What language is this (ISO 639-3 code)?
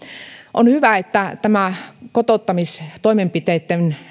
fin